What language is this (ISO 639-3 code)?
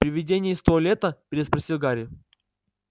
rus